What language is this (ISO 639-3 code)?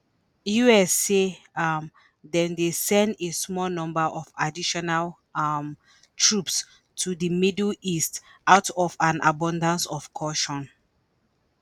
pcm